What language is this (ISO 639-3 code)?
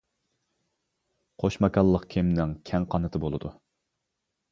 uig